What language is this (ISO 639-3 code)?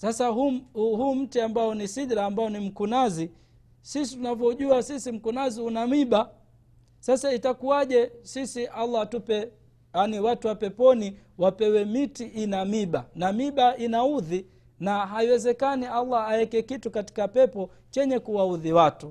swa